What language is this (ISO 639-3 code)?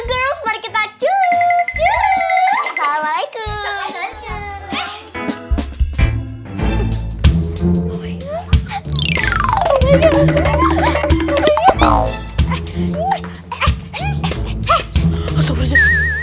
ind